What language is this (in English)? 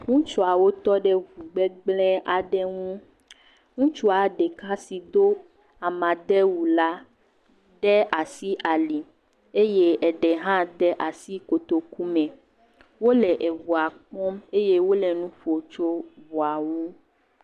Ewe